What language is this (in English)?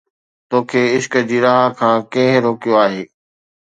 Sindhi